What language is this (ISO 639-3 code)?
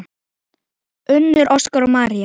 isl